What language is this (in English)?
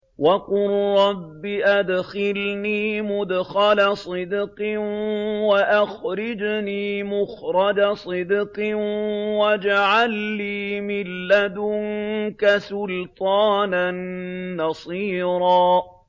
Arabic